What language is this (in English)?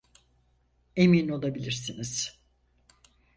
Turkish